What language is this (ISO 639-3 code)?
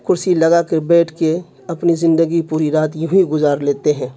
urd